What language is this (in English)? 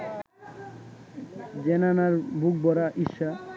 Bangla